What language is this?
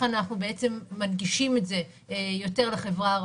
Hebrew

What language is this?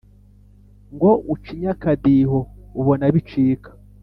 Kinyarwanda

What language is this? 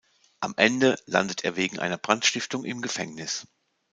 German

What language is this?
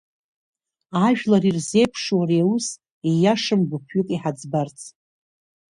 Abkhazian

